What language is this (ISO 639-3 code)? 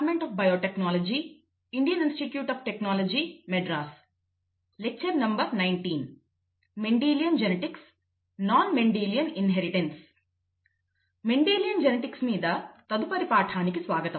tel